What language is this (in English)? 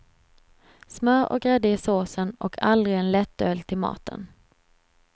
Swedish